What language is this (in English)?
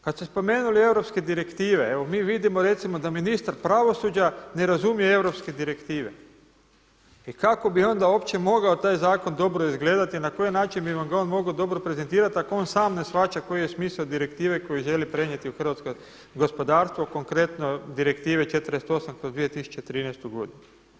Croatian